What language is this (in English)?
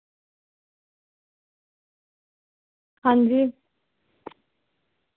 Dogri